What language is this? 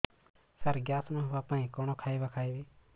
Odia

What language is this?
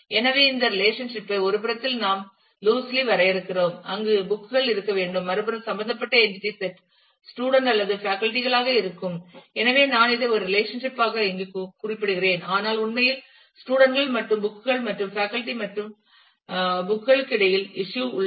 Tamil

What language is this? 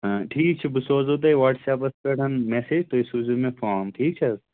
Kashmiri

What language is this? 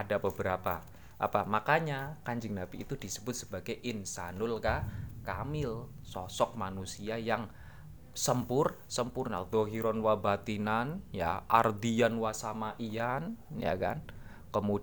Indonesian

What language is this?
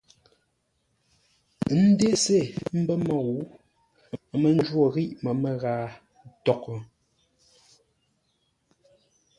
Ngombale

